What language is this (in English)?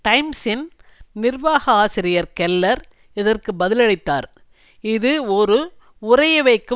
Tamil